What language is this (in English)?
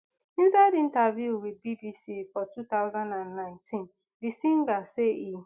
Nigerian Pidgin